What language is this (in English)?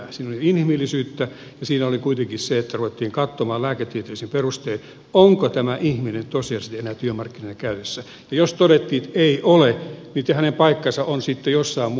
Finnish